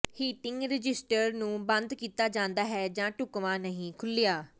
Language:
Punjabi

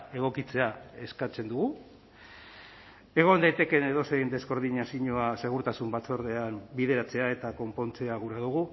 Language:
Basque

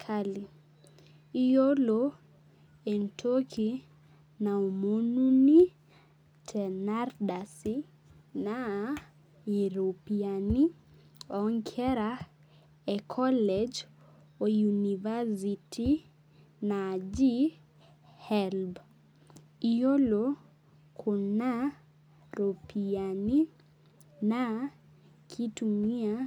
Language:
Masai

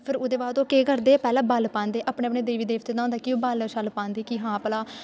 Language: Dogri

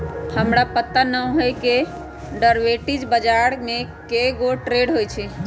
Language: Magahi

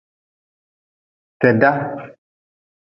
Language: Nawdm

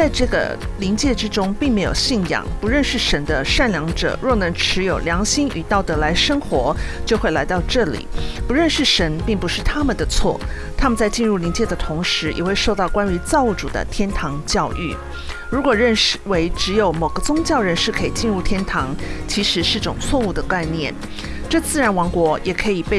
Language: Chinese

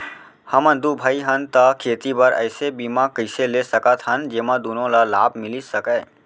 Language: Chhattisgarhi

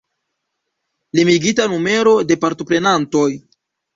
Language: Esperanto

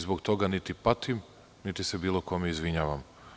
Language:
Serbian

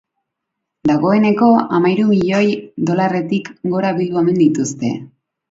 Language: Basque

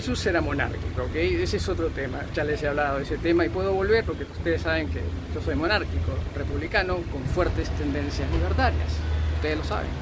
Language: Spanish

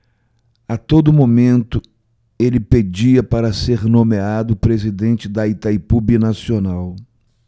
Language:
Portuguese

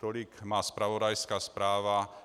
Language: Czech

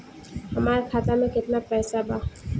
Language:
Bhojpuri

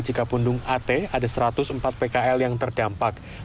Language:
Indonesian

